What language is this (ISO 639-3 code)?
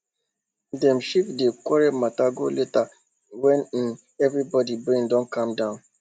pcm